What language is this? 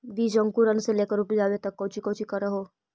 Magahi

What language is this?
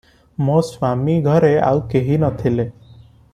Odia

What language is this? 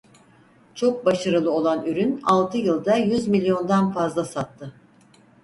Turkish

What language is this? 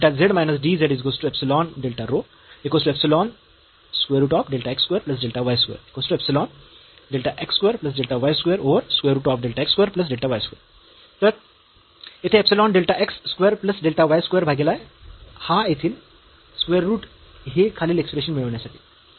Marathi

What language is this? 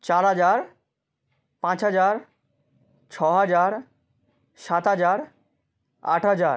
Bangla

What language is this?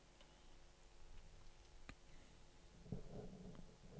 Norwegian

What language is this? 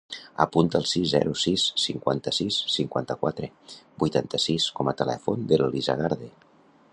Catalan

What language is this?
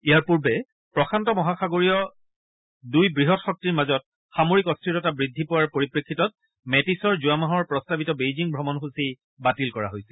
Assamese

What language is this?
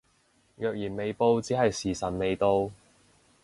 Cantonese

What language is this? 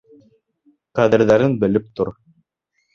Bashkir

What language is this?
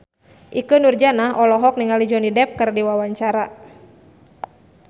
Sundanese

